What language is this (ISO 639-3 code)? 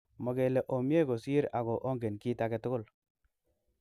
kln